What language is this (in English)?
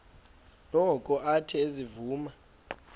Xhosa